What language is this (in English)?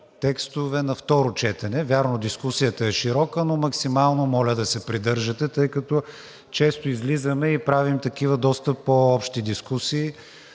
Bulgarian